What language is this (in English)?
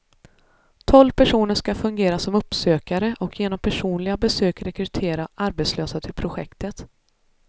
Swedish